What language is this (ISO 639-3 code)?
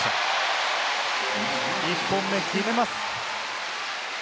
jpn